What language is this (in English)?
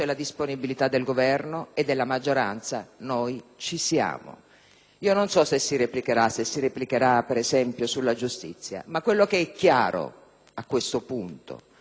Italian